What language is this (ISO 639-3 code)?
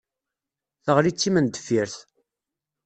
kab